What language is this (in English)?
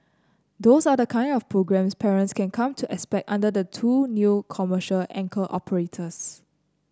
English